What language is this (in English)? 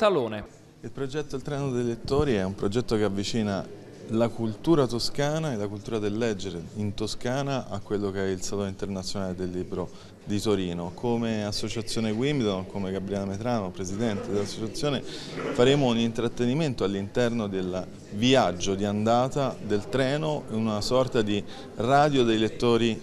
Italian